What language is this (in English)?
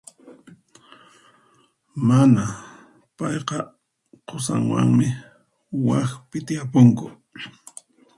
Puno Quechua